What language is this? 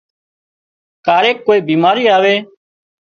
Wadiyara Koli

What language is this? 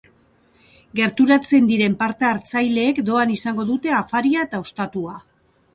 Basque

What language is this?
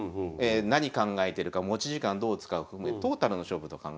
Japanese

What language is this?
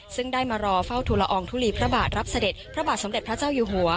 Thai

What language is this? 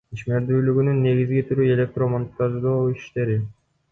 Kyrgyz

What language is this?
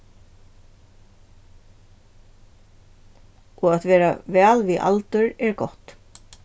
Faroese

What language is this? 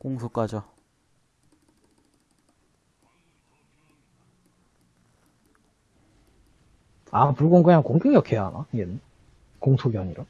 Korean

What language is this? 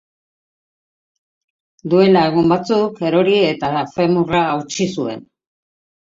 Basque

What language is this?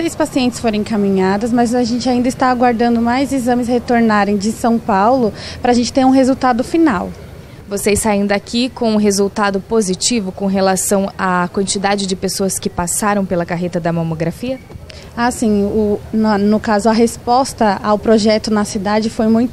Portuguese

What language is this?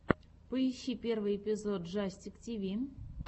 Russian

